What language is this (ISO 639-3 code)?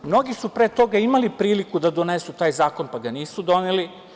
srp